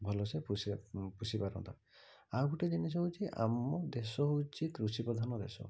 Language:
Odia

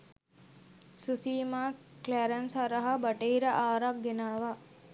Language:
Sinhala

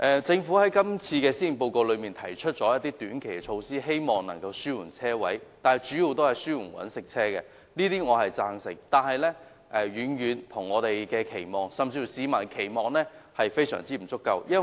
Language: Cantonese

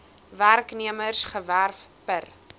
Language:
Afrikaans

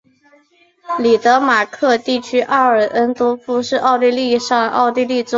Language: Chinese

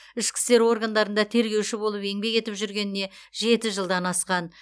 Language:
Kazakh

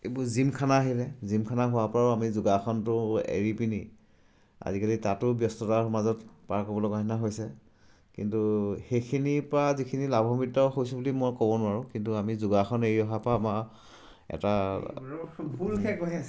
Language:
Assamese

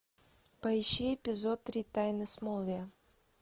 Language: Russian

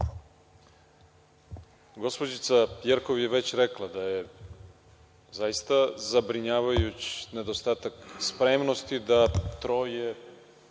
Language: Serbian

